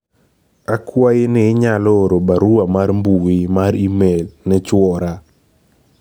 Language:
Luo (Kenya and Tanzania)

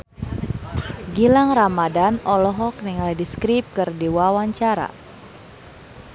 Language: Sundanese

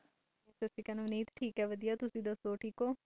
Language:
Punjabi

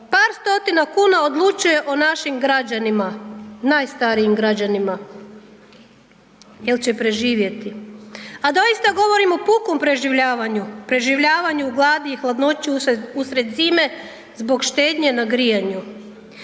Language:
Croatian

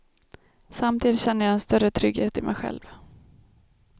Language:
Swedish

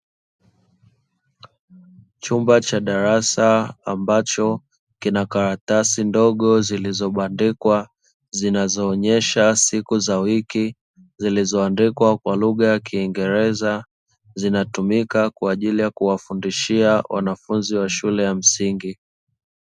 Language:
Swahili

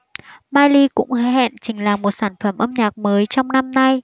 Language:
Vietnamese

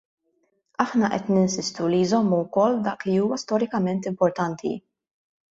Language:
Maltese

